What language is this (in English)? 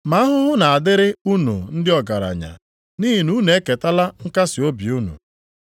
Igbo